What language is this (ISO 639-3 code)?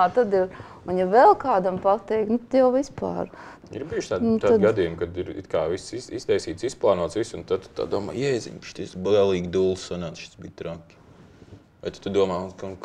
lav